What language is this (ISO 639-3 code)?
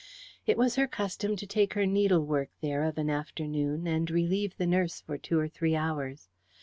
eng